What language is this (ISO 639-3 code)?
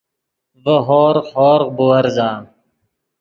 ydg